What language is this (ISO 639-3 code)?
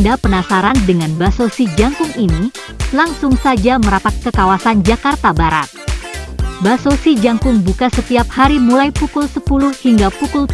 ind